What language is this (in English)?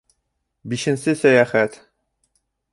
Bashkir